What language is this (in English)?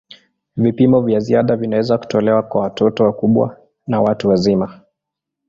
Swahili